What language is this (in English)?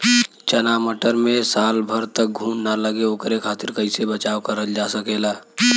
Bhojpuri